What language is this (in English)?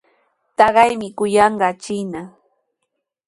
Sihuas Ancash Quechua